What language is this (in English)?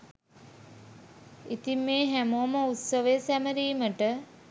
Sinhala